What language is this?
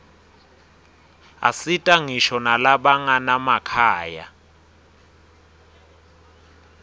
Swati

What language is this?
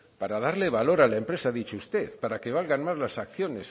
Spanish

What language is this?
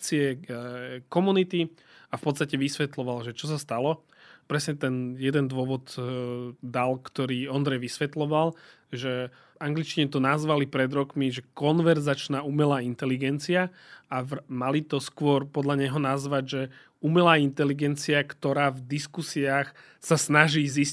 Slovak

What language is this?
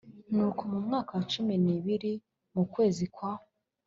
Kinyarwanda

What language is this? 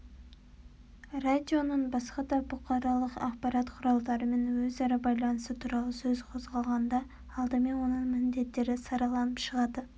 Kazakh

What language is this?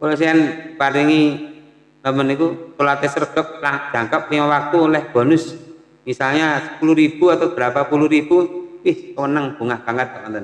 Indonesian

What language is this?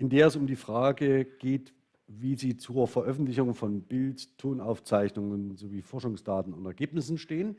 German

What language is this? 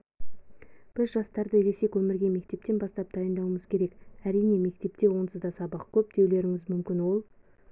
Kazakh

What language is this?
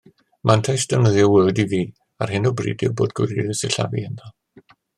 Welsh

